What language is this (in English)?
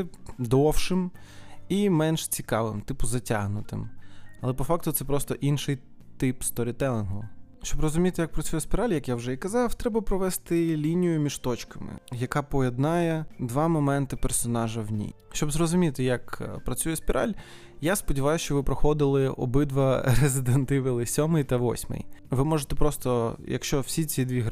Ukrainian